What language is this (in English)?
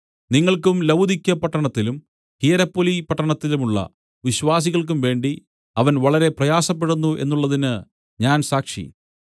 Malayalam